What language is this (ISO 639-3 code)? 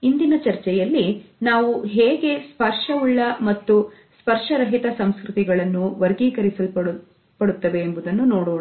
kan